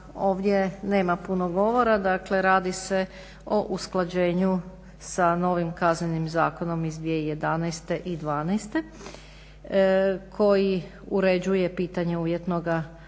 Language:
Croatian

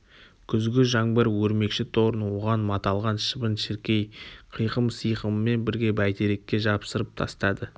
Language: Kazakh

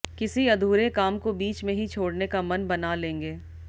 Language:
Hindi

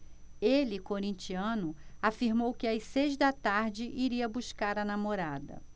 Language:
Portuguese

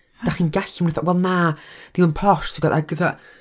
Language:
Welsh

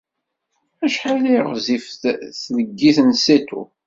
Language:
Kabyle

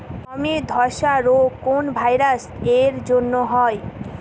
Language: Bangla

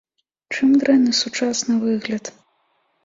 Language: Belarusian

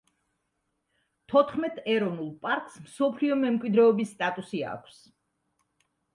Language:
Georgian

